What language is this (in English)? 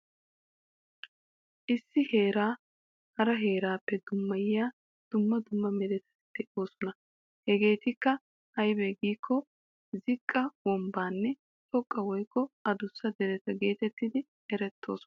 Wolaytta